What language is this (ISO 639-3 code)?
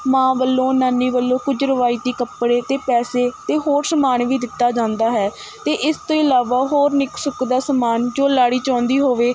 pan